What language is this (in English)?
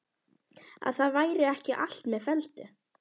Icelandic